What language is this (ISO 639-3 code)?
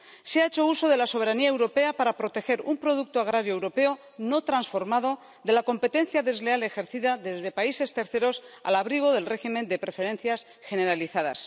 spa